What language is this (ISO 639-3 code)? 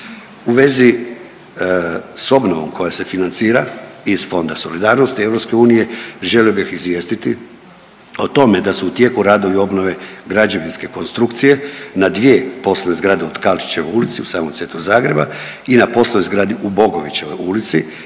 hrv